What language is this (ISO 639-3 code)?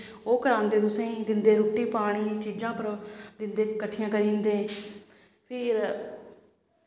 doi